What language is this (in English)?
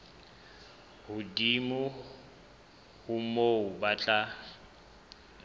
Southern Sotho